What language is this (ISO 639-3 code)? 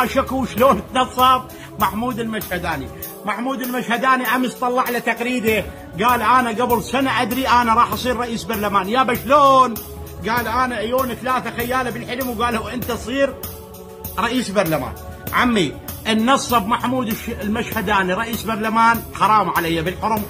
ara